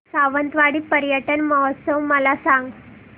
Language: Marathi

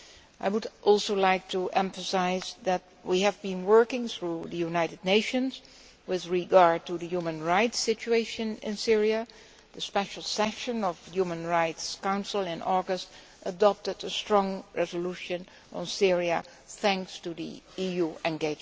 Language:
English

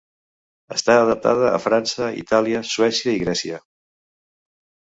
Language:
Catalan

